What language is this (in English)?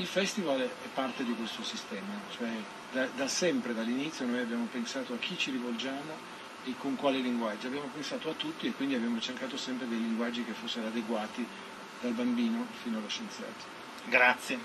Italian